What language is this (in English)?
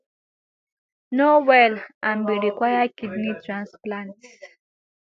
Nigerian Pidgin